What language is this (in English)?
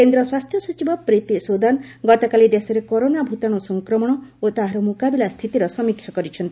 Odia